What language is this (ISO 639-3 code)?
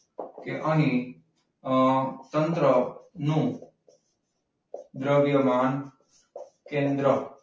guj